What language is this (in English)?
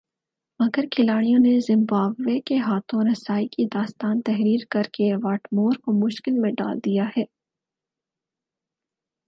Urdu